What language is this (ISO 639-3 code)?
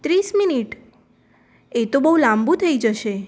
guj